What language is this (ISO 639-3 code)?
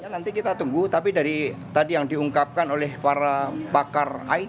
ind